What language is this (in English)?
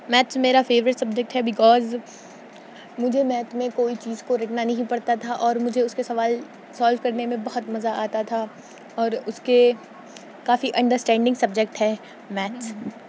Urdu